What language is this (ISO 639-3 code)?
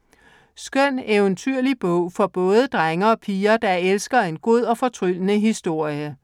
dan